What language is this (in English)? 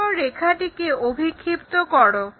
Bangla